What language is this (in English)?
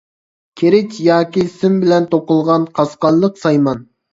Uyghur